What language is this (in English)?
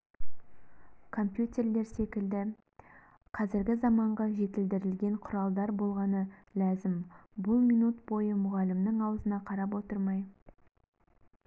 Kazakh